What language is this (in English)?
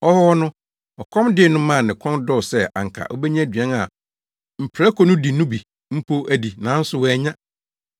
Akan